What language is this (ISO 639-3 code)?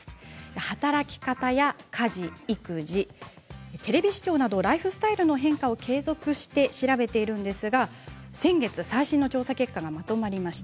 jpn